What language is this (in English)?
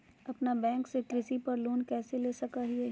Magahi